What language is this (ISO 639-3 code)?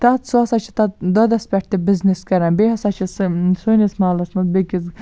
kas